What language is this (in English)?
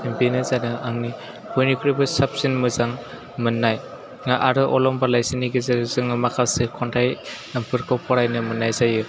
Bodo